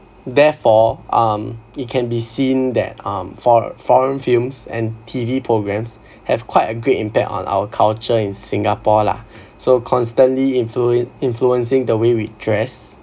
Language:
English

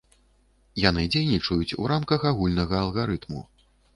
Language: Belarusian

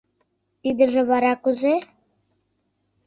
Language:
Mari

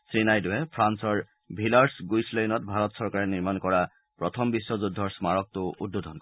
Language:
Assamese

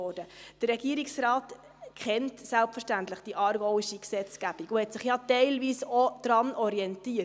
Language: Swiss German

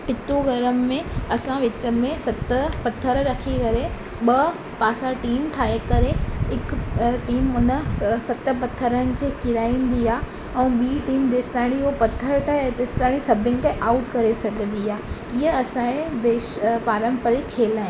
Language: Sindhi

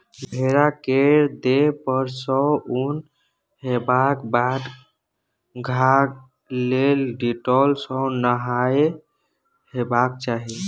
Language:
Maithili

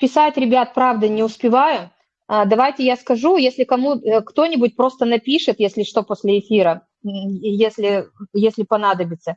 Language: Russian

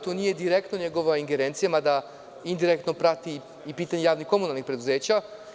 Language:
Serbian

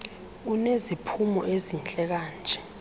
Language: Xhosa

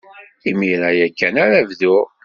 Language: Kabyle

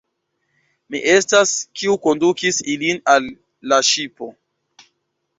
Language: Esperanto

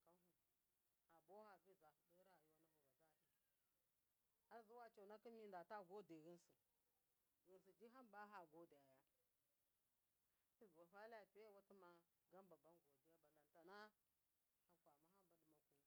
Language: Miya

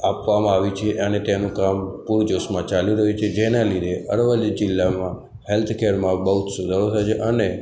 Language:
Gujarati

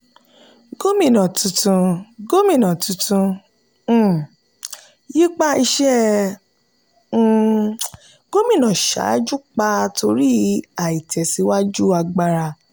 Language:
Yoruba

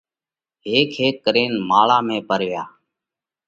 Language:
Parkari Koli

